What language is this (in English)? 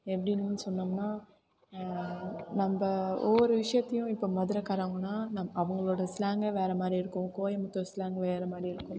Tamil